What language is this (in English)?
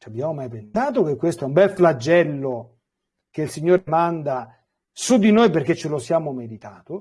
Italian